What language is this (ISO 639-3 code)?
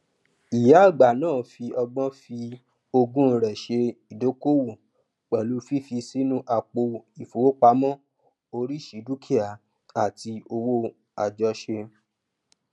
yor